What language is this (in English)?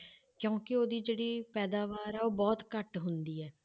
Punjabi